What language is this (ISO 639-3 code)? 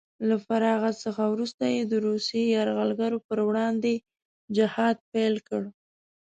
pus